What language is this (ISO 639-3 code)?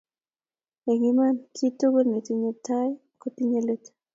kln